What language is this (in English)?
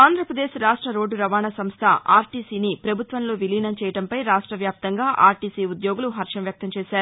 Telugu